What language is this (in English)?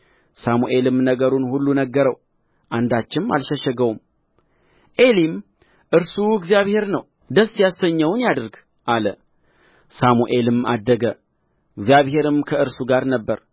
Amharic